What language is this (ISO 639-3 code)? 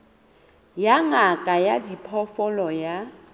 sot